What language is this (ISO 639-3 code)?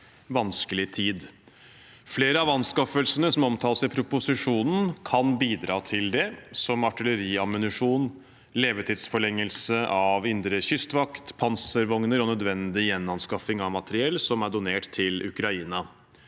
nor